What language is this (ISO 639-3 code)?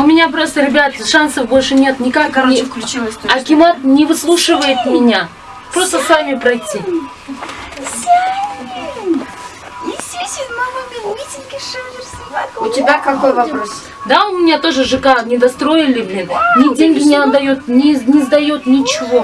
rus